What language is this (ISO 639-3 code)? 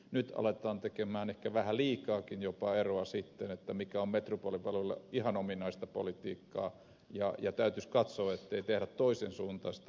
fin